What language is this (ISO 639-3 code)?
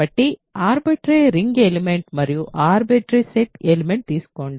tel